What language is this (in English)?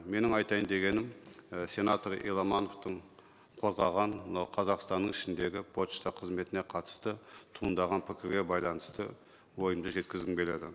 Kazakh